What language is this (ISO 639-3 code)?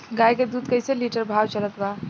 bho